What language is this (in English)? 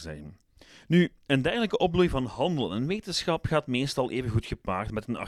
Dutch